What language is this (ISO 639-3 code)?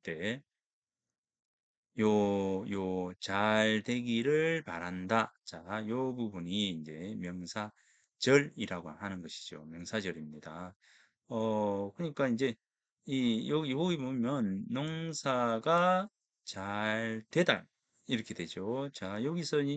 kor